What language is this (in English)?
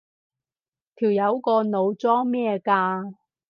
Cantonese